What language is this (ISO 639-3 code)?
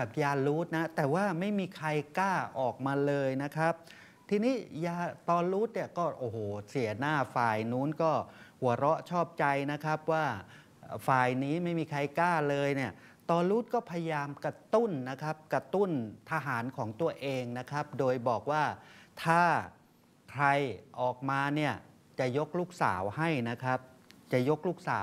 tha